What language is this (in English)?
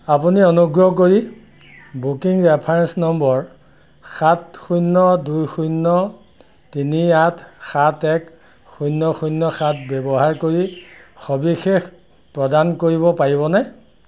Assamese